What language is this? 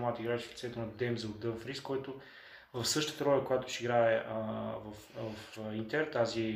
Bulgarian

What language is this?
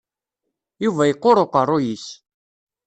Kabyle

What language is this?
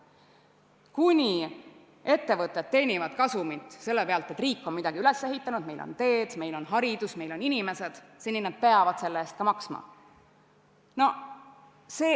Estonian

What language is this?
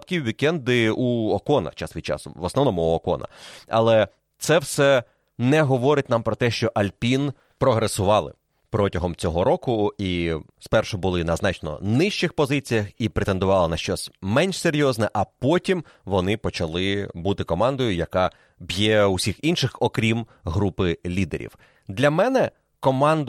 Ukrainian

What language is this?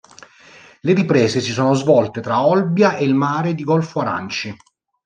Italian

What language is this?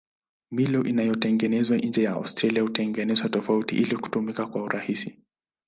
Swahili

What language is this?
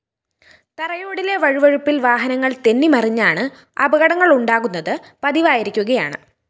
Malayalam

